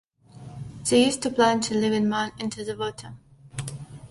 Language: English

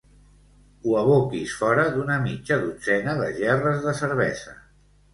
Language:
Catalan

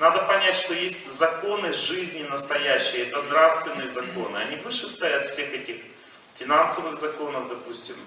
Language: Russian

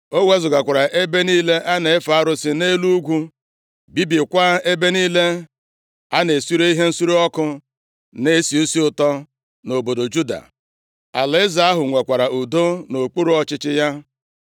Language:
Igbo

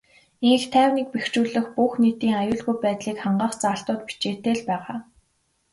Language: Mongolian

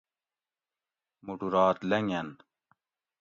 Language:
Gawri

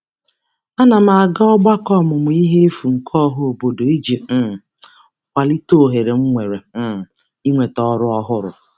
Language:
Igbo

